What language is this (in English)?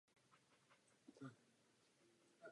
Czech